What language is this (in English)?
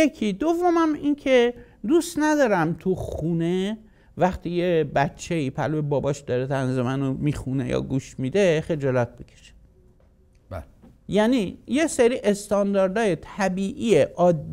Persian